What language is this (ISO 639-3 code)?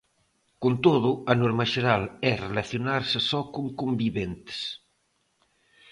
glg